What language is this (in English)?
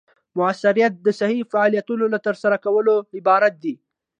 Pashto